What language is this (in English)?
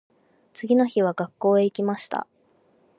Japanese